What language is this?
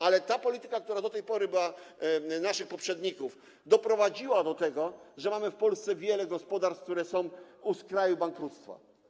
Polish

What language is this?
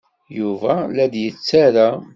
Kabyle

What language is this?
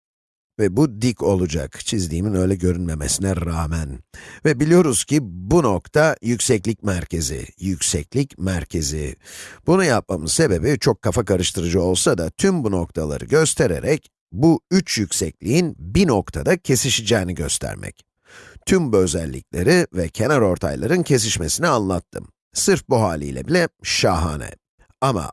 Turkish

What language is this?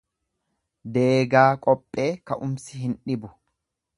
Oromo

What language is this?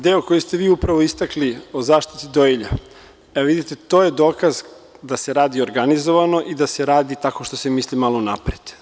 Serbian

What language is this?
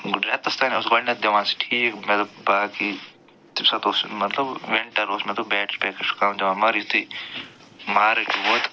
Kashmiri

